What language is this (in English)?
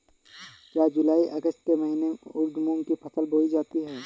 Hindi